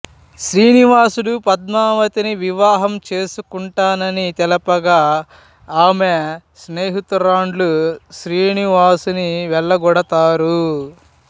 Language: Telugu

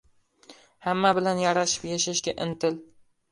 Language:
Uzbek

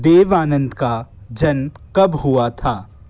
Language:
Hindi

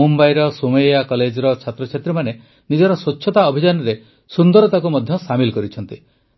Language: Odia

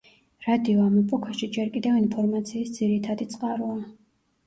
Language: Georgian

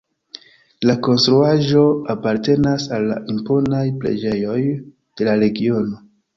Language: Esperanto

